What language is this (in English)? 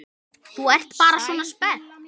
Icelandic